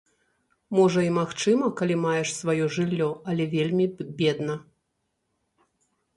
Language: Belarusian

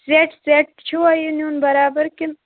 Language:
Kashmiri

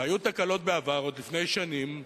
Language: Hebrew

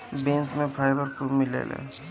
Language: Bhojpuri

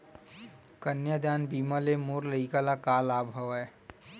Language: Chhattisgarhi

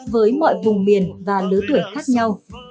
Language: Vietnamese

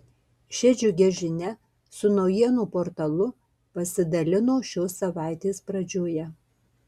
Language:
Lithuanian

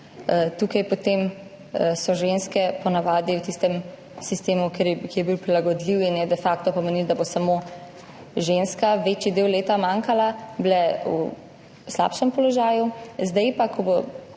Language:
Slovenian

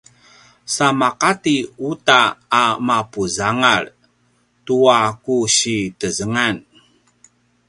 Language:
Paiwan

